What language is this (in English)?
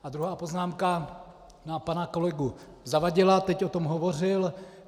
Czech